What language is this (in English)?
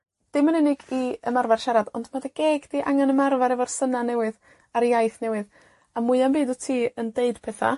Welsh